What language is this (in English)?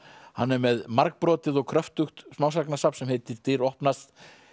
Icelandic